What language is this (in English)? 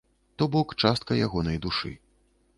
Belarusian